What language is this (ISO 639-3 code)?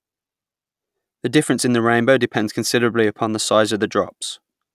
eng